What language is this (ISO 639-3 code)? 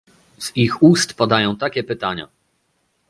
pol